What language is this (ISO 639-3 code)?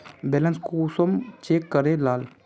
mag